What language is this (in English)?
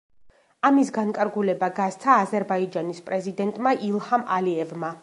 Georgian